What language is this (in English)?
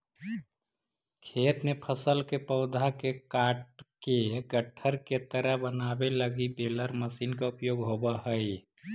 Magahi